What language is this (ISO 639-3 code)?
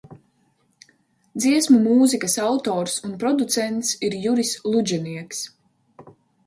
lav